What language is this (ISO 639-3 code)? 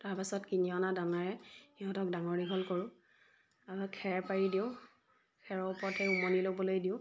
asm